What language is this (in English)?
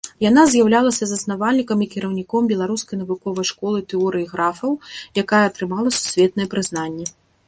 Belarusian